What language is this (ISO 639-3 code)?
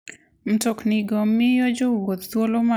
luo